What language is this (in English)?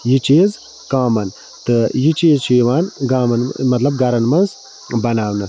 Kashmiri